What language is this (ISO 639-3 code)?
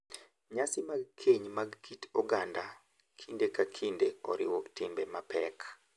luo